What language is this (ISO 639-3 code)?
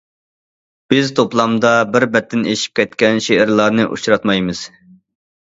uig